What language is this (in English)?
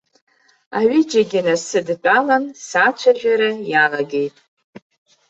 Abkhazian